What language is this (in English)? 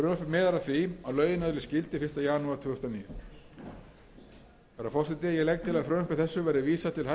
Icelandic